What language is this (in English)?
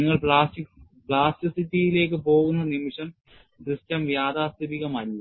Malayalam